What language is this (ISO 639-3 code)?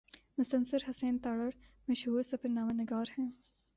urd